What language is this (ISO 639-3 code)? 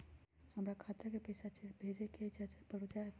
mag